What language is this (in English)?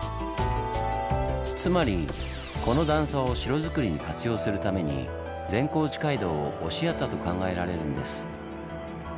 Japanese